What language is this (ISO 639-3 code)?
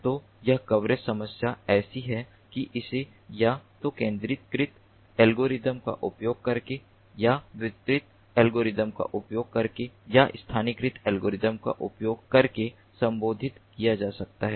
hin